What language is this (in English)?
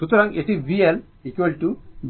Bangla